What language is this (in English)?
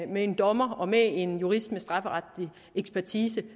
Danish